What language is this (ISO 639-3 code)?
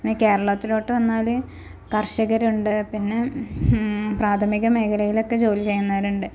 mal